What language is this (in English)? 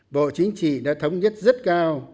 Vietnamese